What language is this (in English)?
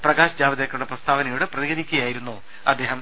Malayalam